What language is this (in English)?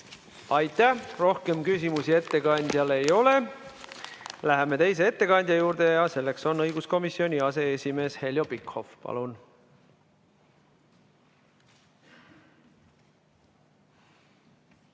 Estonian